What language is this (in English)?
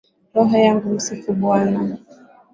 Swahili